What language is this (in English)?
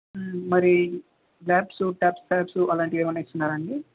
Telugu